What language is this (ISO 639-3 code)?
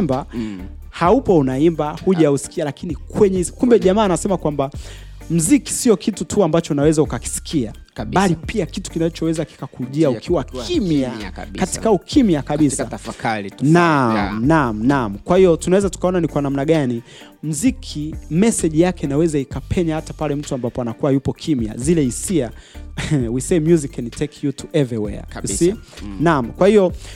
swa